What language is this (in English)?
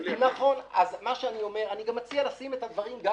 Hebrew